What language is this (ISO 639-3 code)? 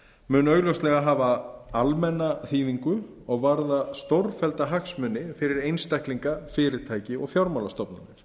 isl